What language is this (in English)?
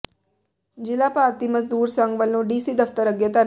Punjabi